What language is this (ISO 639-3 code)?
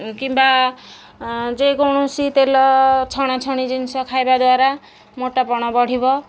ori